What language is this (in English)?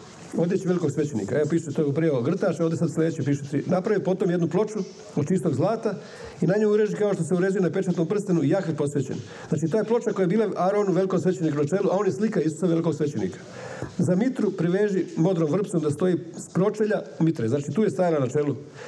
Croatian